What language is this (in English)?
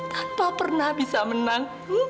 Indonesian